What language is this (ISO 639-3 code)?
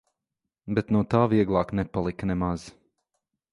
lav